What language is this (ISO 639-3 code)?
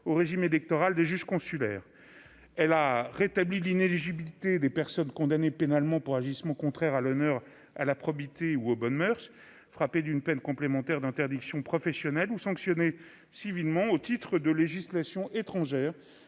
fra